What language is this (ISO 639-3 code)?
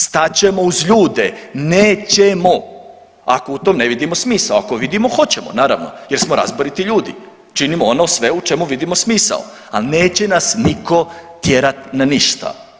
hrv